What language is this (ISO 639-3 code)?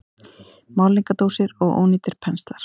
isl